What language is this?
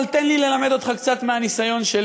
Hebrew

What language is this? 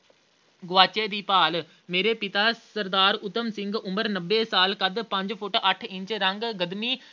Punjabi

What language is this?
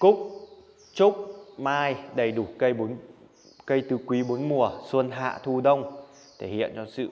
Vietnamese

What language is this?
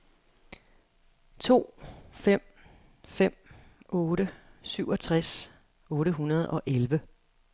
Danish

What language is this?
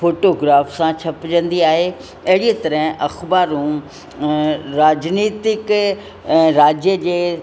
Sindhi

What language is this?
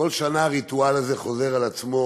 Hebrew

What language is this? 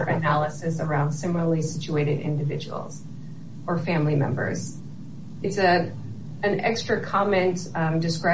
English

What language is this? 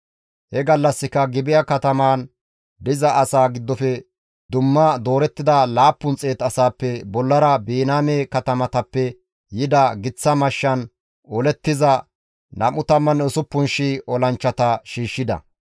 Gamo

